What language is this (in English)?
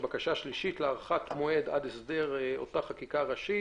Hebrew